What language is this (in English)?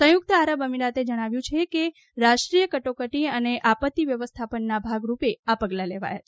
Gujarati